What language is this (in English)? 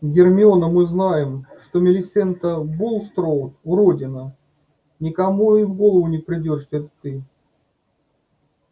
Russian